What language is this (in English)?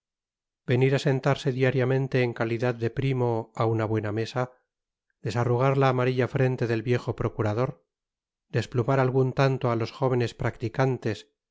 Spanish